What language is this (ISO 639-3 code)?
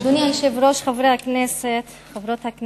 heb